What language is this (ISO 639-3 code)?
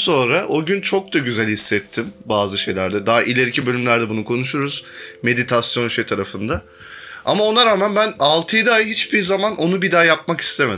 tur